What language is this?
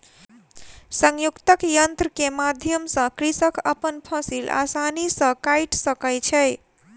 Maithili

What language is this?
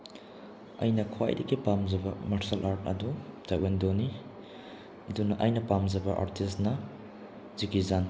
Manipuri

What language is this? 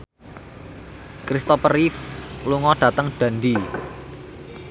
Javanese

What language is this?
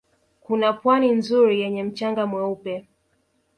Swahili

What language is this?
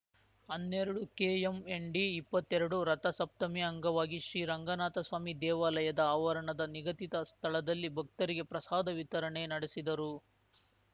Kannada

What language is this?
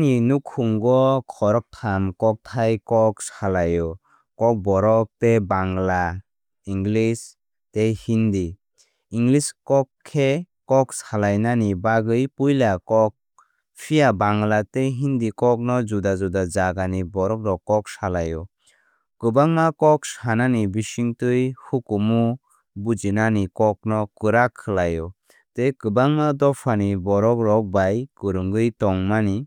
Kok Borok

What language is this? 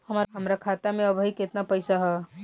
Bhojpuri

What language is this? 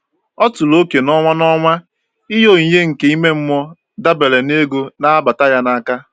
Igbo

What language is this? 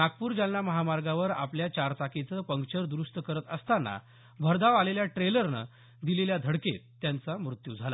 Marathi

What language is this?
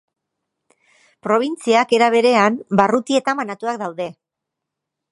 Basque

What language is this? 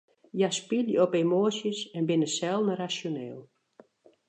Western Frisian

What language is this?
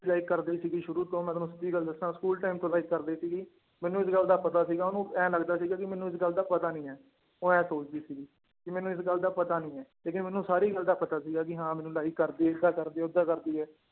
Punjabi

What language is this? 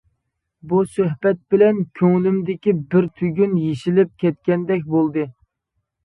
Uyghur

